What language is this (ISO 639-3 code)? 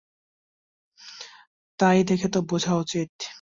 ben